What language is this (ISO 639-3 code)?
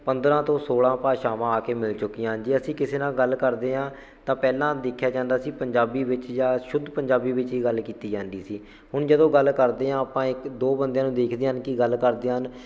pan